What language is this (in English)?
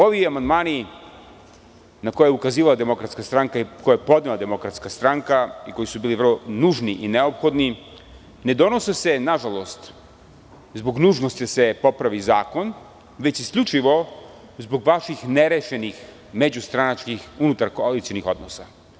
Serbian